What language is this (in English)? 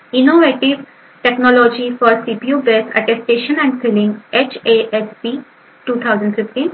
Marathi